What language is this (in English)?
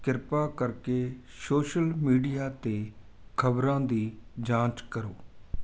Punjabi